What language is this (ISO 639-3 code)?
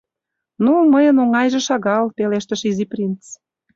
chm